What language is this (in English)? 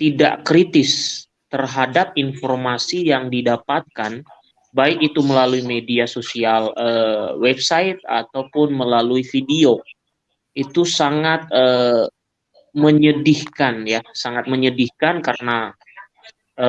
Indonesian